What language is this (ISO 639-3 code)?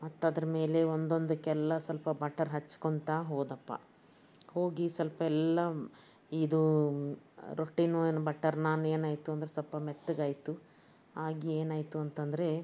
kan